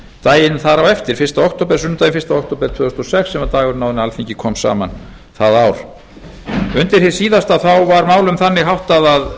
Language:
Icelandic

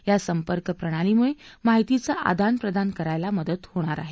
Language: Marathi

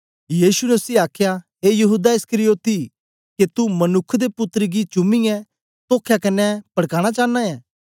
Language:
Dogri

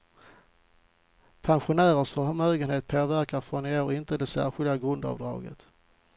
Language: Swedish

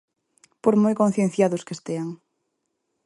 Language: Galician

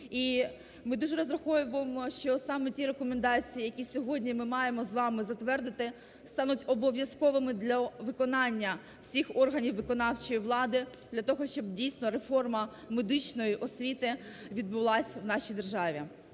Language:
Ukrainian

